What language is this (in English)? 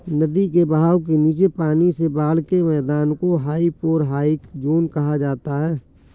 Hindi